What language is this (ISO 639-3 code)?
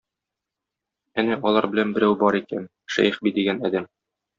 tat